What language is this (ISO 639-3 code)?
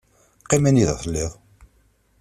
kab